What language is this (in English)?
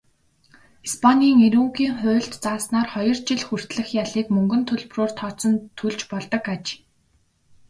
Mongolian